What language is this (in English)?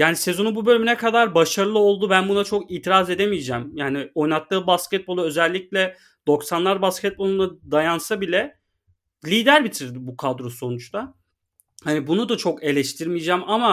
Turkish